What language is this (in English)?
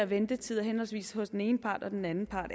Danish